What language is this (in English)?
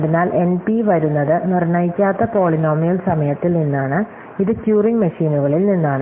Malayalam